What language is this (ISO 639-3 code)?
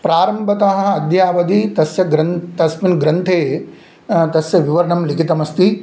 san